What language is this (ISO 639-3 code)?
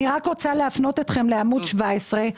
heb